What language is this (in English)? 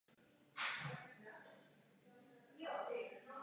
Czech